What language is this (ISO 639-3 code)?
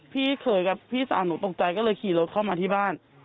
tha